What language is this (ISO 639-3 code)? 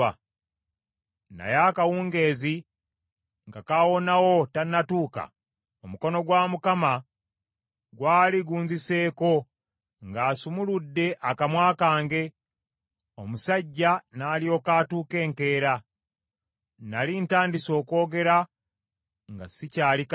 lug